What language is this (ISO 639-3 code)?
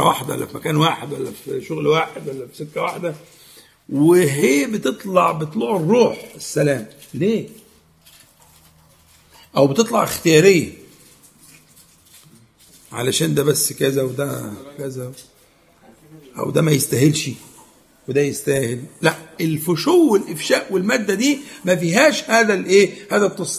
ara